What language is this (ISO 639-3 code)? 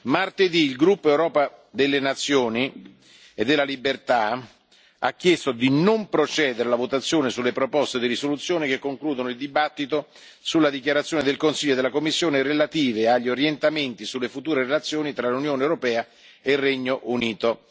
ita